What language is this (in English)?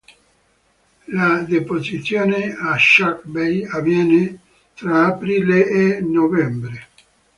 Italian